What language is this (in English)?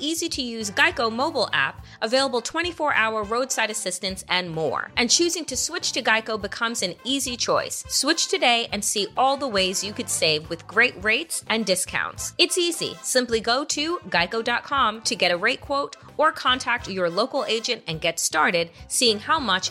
English